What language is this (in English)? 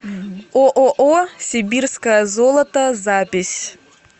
Russian